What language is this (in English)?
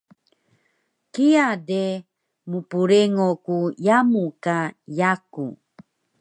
Taroko